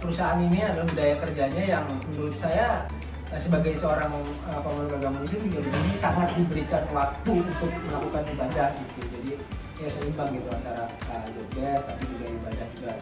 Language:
Indonesian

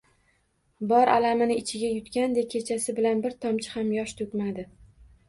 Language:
Uzbek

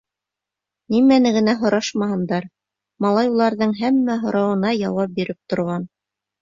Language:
Bashkir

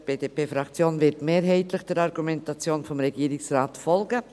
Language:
Swiss German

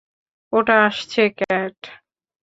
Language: Bangla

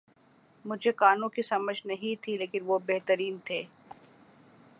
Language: Urdu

